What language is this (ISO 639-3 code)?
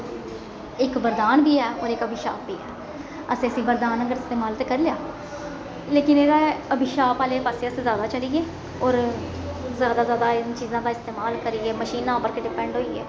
doi